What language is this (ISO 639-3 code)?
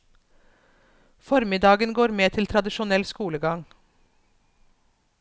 nor